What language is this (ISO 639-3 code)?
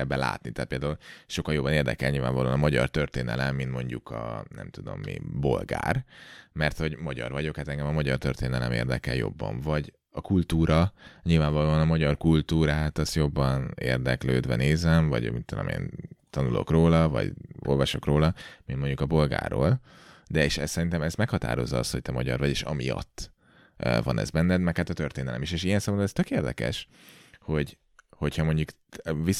hun